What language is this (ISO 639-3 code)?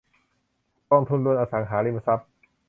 tha